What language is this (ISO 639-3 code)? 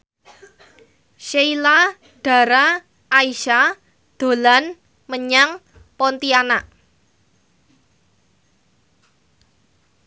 jav